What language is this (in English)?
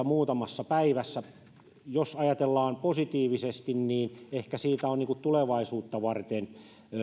Finnish